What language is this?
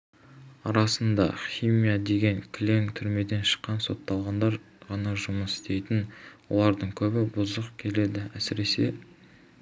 Kazakh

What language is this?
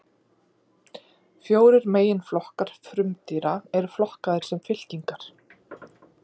Icelandic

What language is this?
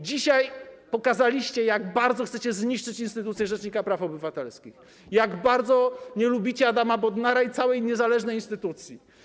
Polish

